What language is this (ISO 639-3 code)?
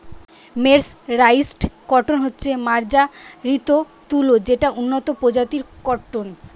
ben